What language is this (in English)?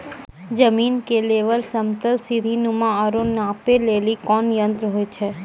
Maithili